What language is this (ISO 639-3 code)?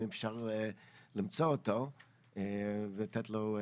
heb